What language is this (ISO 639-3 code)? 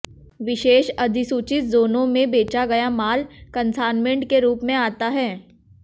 hin